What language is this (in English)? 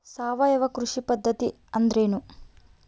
Kannada